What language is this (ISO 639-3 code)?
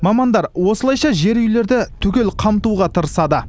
kaz